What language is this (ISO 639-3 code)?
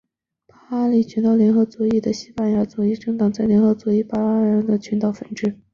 zho